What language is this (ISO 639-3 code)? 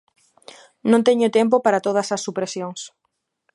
glg